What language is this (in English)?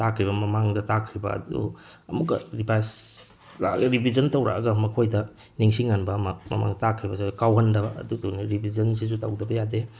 Manipuri